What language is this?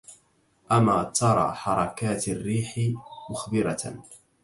Arabic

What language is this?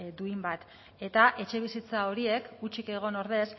Basque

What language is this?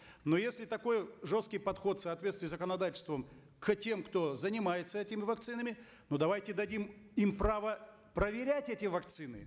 Kazakh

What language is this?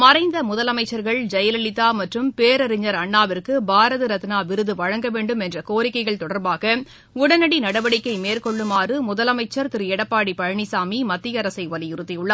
Tamil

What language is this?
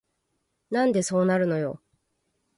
Japanese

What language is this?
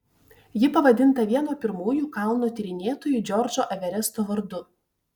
Lithuanian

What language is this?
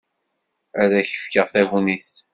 Kabyle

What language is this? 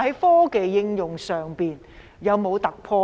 Cantonese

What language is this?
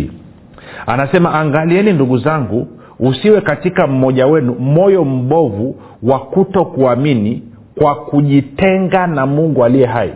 Swahili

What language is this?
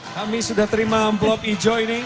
Indonesian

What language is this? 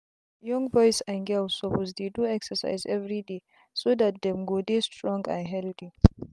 Nigerian Pidgin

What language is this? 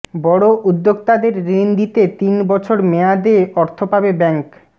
Bangla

